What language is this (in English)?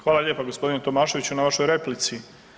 Croatian